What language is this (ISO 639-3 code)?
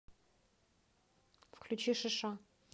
rus